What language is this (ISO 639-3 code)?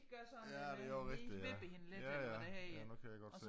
dan